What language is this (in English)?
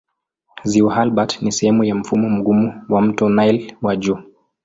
Swahili